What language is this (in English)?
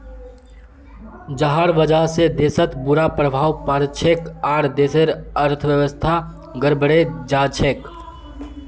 Magahi